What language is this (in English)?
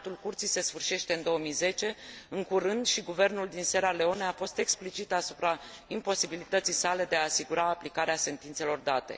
Romanian